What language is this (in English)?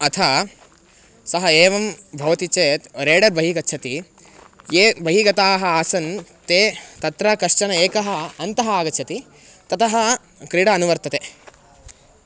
Sanskrit